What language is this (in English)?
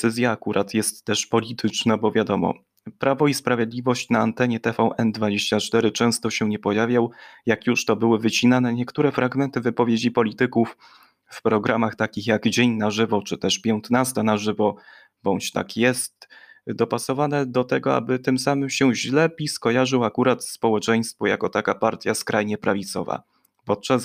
Polish